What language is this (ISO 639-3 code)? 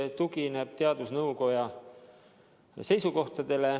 est